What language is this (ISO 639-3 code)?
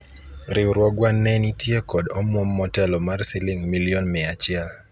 luo